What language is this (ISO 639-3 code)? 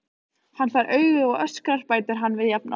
isl